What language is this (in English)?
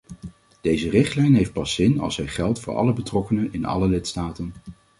Dutch